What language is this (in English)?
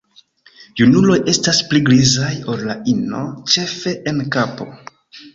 Esperanto